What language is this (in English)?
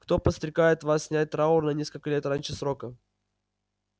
Russian